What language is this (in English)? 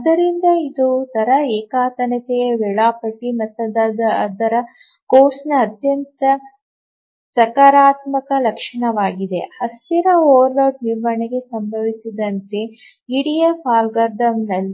Kannada